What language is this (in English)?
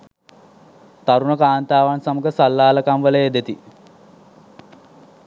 Sinhala